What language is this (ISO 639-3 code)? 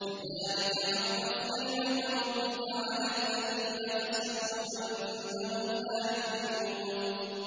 ara